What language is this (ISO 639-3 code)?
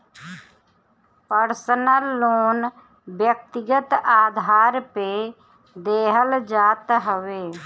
bho